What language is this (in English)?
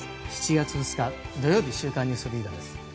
Japanese